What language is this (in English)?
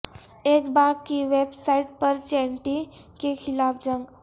Urdu